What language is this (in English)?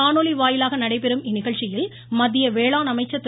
Tamil